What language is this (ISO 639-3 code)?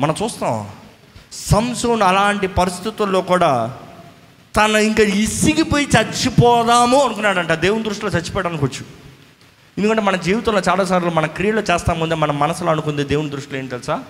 tel